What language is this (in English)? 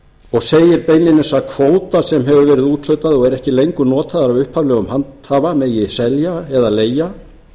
Icelandic